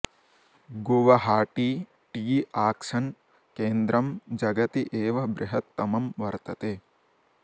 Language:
Sanskrit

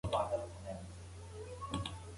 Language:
Pashto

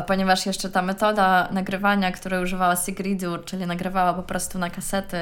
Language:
Polish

